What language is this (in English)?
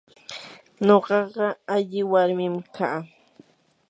Yanahuanca Pasco Quechua